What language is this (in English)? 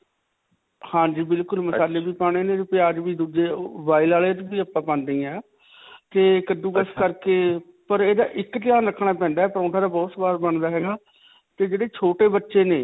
Punjabi